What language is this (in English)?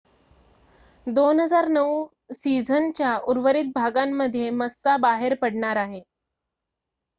Marathi